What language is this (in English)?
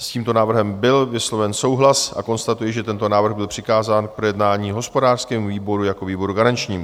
Czech